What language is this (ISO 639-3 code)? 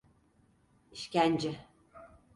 tur